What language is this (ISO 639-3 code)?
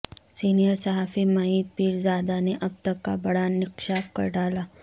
urd